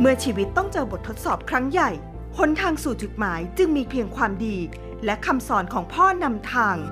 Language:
Thai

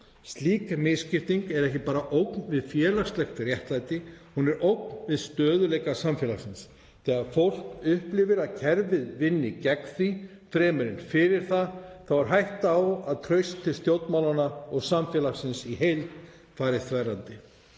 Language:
Icelandic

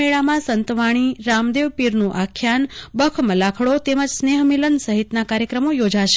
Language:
Gujarati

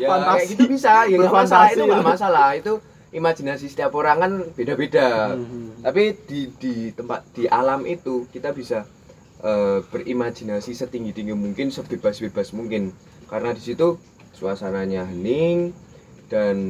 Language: Indonesian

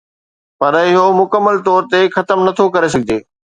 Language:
Sindhi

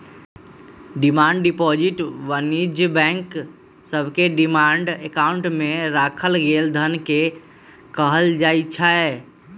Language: Magahi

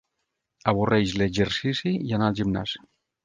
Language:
Catalan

